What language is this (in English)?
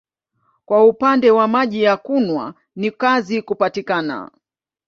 Swahili